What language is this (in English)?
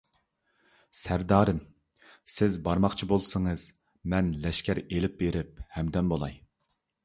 Uyghur